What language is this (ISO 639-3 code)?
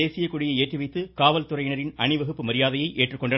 tam